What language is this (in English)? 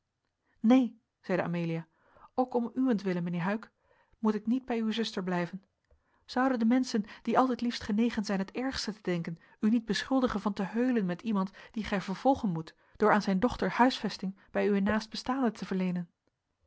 Dutch